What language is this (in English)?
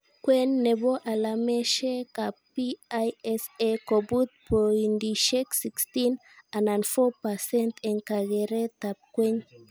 Kalenjin